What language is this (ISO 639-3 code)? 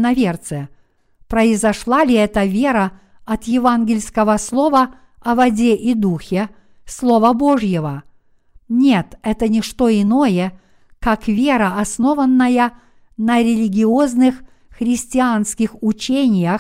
rus